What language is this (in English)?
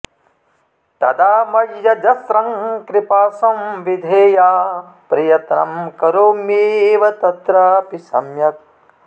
Sanskrit